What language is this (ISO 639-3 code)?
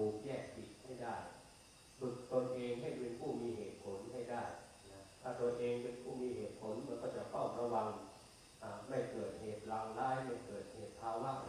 tha